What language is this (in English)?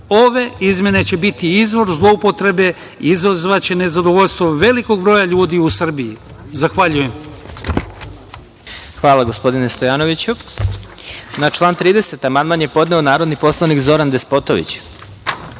Serbian